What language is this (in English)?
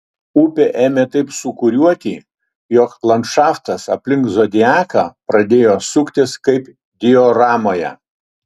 Lithuanian